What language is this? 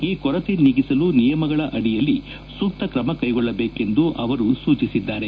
Kannada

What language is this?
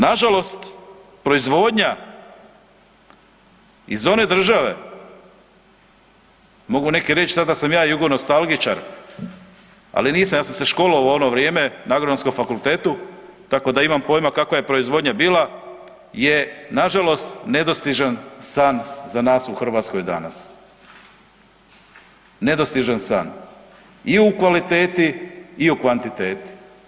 Croatian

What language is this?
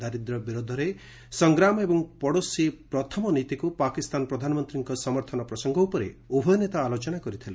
Odia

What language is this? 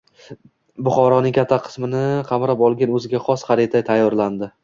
Uzbek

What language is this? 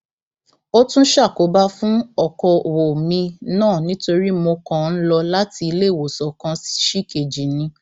Yoruba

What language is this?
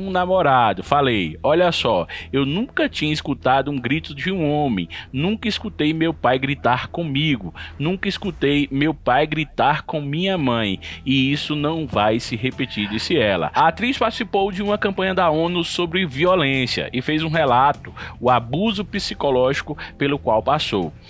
Portuguese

